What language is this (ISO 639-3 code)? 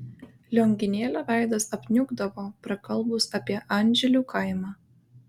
lit